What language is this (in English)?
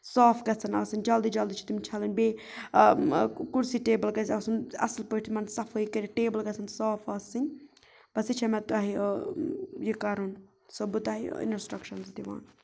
Kashmiri